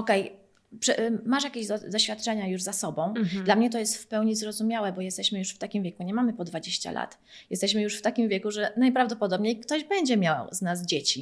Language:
Polish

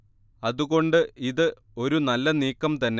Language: Malayalam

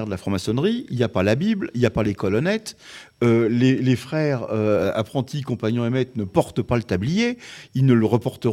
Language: French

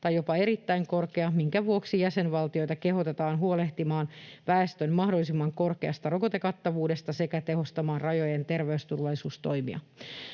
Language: Finnish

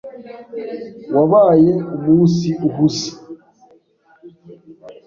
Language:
Kinyarwanda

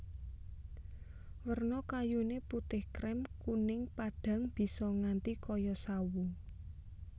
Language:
Javanese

